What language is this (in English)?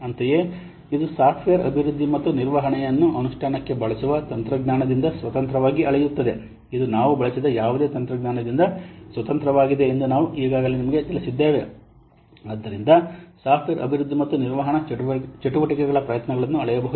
Kannada